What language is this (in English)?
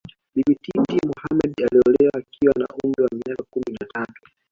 Swahili